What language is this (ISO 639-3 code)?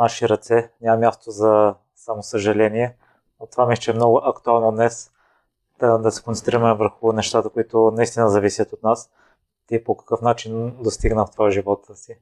bul